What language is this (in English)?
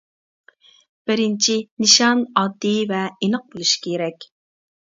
Uyghur